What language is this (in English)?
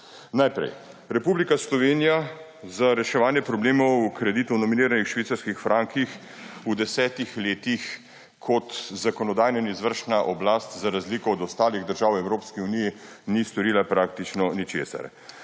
Slovenian